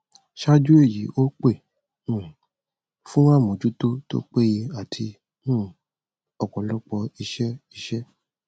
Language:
Yoruba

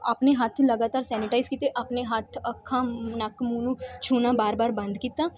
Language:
Punjabi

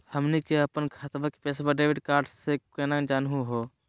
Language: Magahi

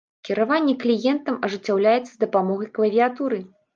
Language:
Belarusian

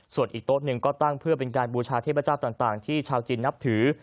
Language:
Thai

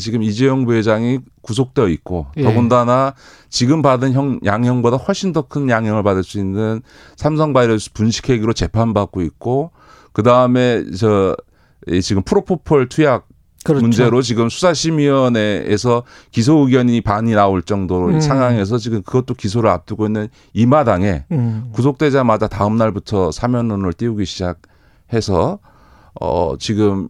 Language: Korean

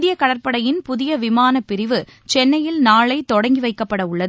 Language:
Tamil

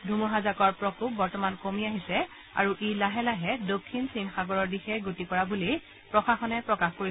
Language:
Assamese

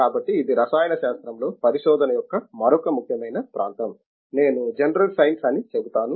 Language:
Telugu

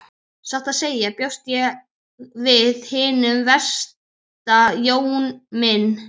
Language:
Icelandic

